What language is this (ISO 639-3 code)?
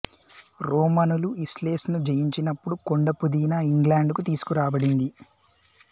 tel